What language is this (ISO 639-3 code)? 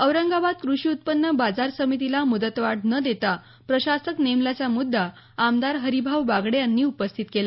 mar